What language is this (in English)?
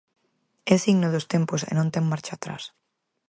Galician